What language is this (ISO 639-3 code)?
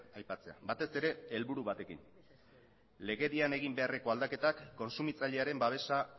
eus